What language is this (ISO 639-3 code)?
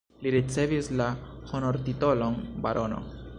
epo